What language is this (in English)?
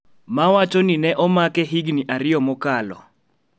Luo (Kenya and Tanzania)